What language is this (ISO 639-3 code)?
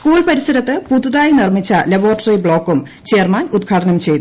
mal